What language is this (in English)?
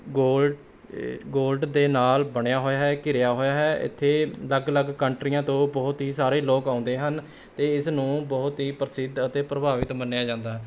Punjabi